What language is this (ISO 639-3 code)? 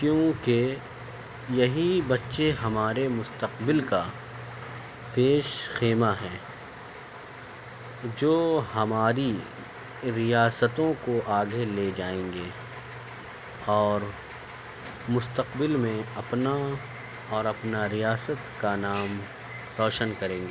urd